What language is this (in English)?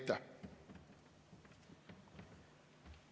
Estonian